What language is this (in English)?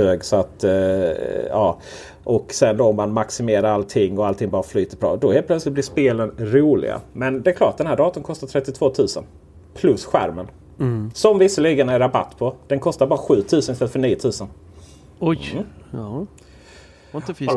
Swedish